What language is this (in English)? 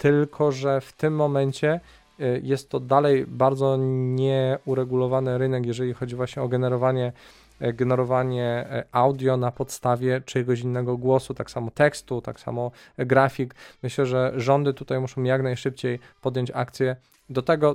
Polish